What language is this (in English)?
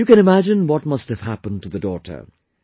English